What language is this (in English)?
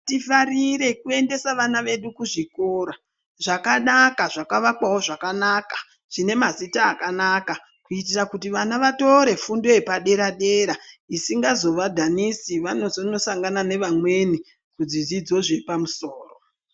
Ndau